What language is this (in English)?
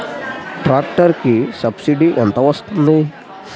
Telugu